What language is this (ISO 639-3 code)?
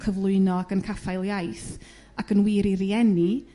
cym